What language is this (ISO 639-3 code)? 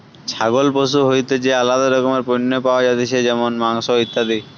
ben